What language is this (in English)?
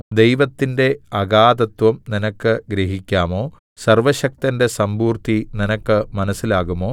Malayalam